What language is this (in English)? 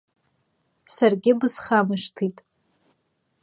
Abkhazian